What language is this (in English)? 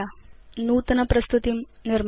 Sanskrit